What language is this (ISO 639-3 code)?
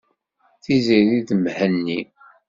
kab